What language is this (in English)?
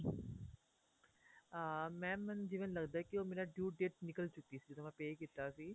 Punjabi